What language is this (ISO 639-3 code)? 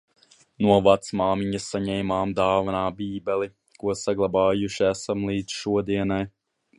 lav